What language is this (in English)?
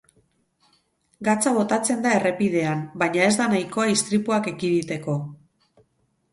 Basque